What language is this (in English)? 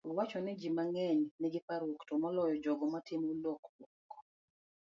Luo (Kenya and Tanzania)